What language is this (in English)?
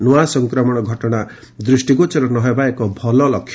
Odia